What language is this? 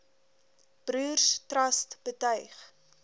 Afrikaans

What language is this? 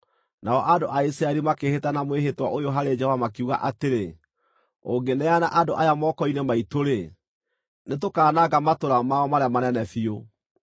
Kikuyu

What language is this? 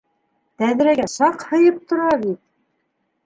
Bashkir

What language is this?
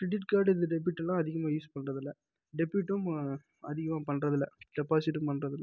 Tamil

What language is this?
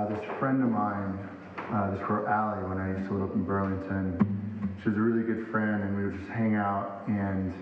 English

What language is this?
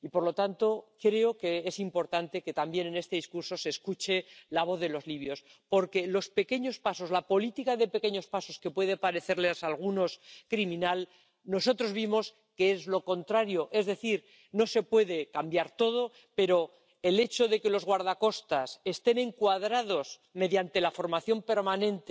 Spanish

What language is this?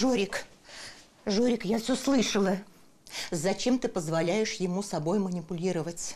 Russian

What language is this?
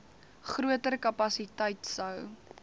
Afrikaans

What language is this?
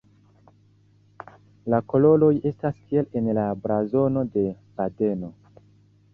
Esperanto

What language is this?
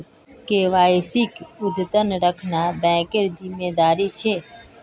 Magahi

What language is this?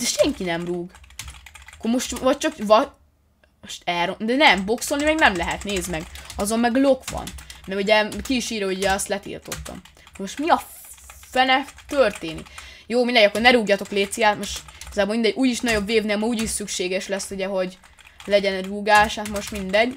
Hungarian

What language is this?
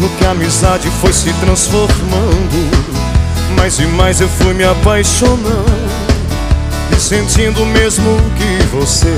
Portuguese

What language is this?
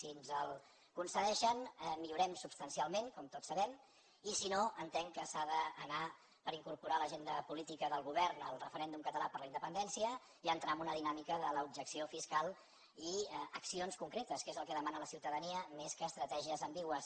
Catalan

